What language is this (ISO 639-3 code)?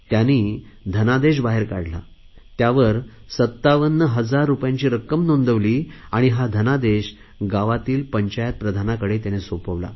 mar